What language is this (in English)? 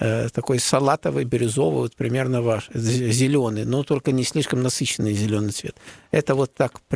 Russian